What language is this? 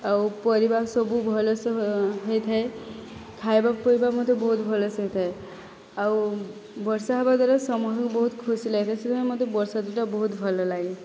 Odia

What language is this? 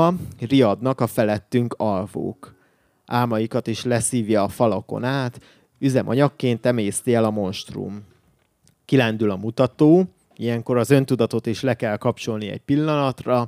Hungarian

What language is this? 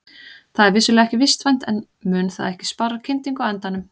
Icelandic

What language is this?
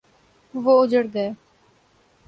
Urdu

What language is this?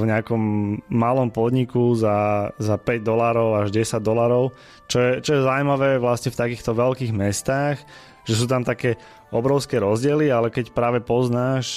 Slovak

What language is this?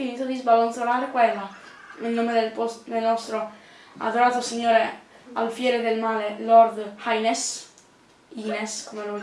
Italian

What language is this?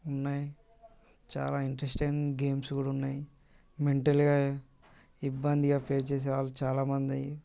Telugu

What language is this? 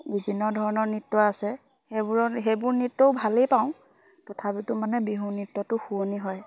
Assamese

